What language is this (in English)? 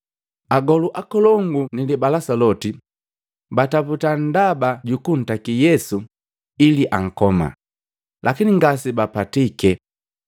Matengo